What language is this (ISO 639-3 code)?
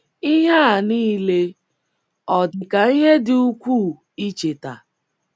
ibo